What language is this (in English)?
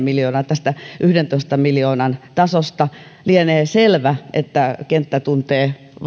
Finnish